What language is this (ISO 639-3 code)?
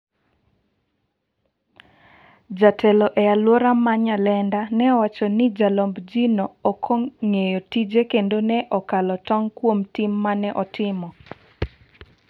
luo